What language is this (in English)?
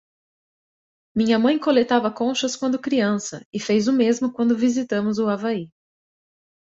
Portuguese